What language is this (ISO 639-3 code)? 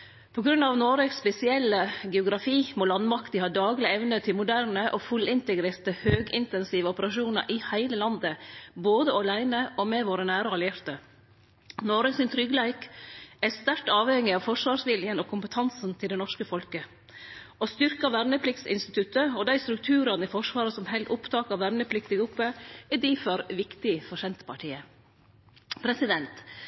nno